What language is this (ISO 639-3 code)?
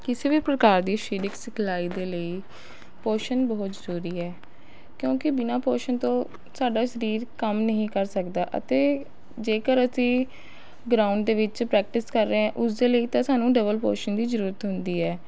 pan